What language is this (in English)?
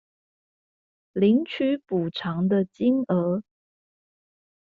Chinese